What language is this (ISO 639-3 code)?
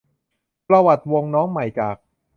tha